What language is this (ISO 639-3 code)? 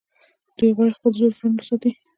pus